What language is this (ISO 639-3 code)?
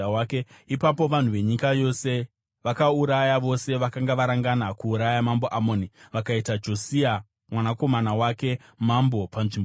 sna